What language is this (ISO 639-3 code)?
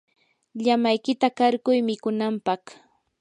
qur